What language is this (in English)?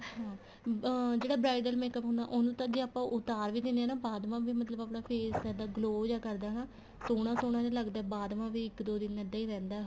Punjabi